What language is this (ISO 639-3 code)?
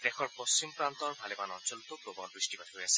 asm